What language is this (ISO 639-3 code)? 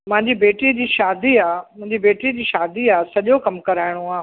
snd